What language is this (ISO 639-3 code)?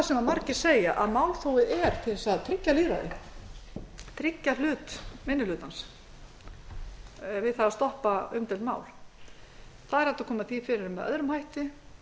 isl